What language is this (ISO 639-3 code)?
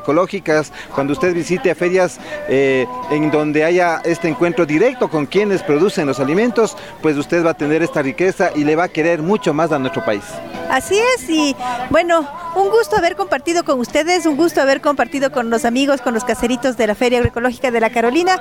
spa